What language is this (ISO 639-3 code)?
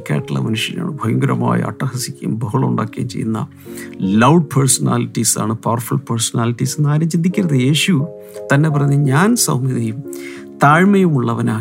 mal